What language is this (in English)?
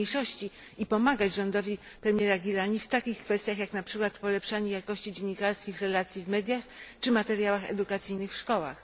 Polish